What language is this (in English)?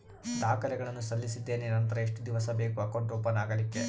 Kannada